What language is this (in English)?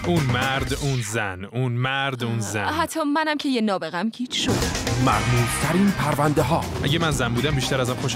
Persian